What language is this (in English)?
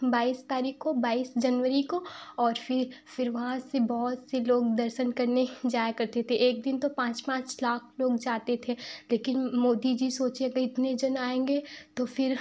Hindi